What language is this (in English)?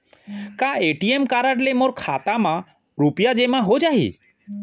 Chhattisgarhi